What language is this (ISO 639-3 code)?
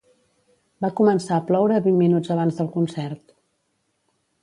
cat